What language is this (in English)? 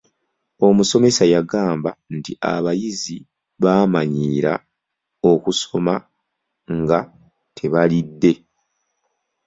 Ganda